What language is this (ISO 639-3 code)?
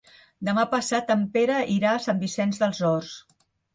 cat